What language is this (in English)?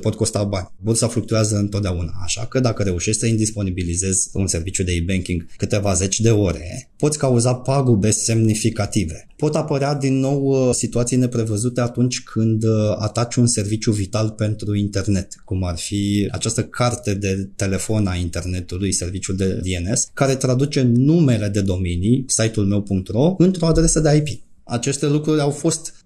Romanian